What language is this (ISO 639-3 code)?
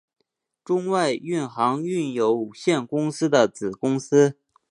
zho